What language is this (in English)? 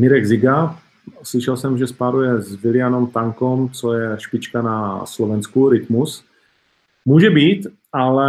Czech